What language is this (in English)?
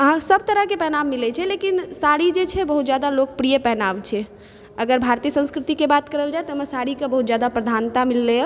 Maithili